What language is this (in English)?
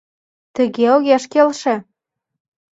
Mari